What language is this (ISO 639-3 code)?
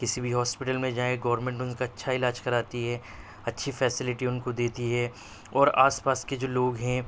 urd